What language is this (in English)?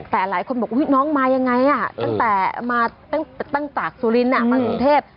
Thai